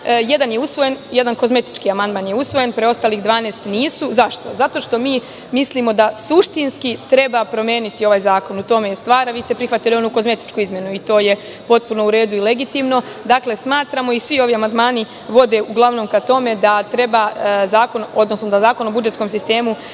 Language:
Serbian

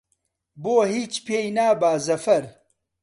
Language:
Central Kurdish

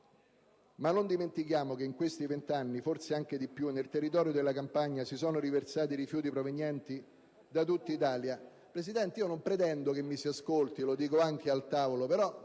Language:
Italian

